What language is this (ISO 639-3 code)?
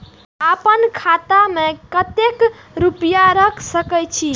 mai